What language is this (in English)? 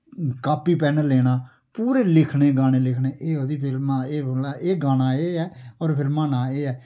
Dogri